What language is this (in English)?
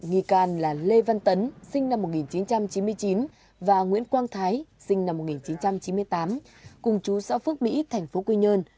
Vietnamese